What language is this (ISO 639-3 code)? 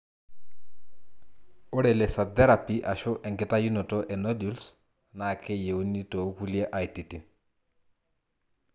mas